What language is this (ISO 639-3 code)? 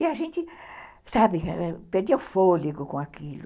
por